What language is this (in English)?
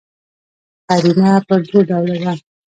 Pashto